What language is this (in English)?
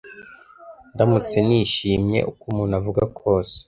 Kinyarwanda